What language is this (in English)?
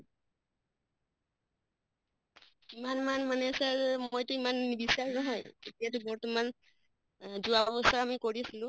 Assamese